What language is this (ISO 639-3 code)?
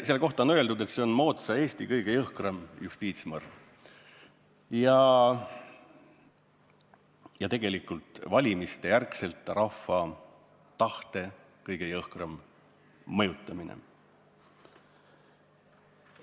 est